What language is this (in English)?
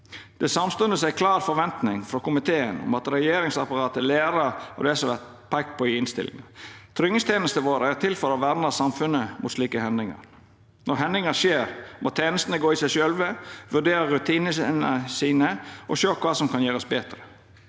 Norwegian